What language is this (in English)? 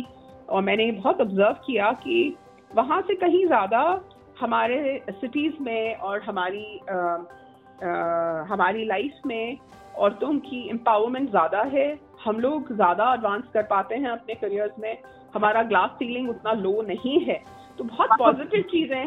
Hindi